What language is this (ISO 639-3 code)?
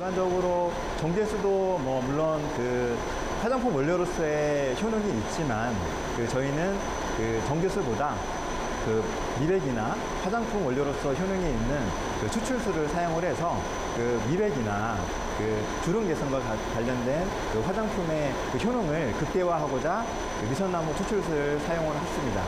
kor